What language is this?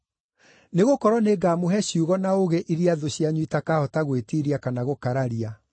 Kikuyu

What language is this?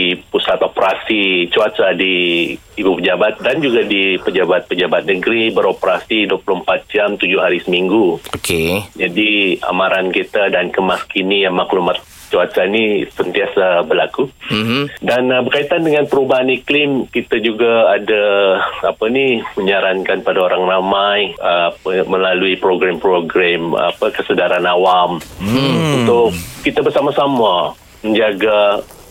Malay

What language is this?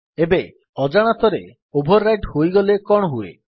Odia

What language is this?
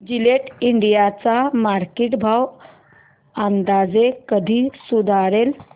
Marathi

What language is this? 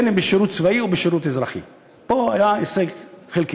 Hebrew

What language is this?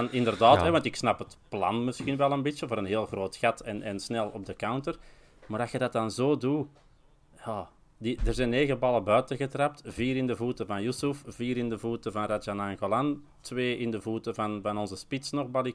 Dutch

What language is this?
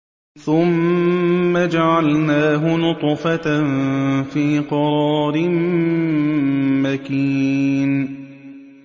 Arabic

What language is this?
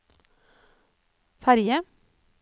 Norwegian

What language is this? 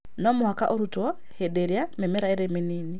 Kikuyu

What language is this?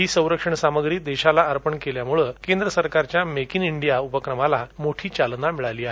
Marathi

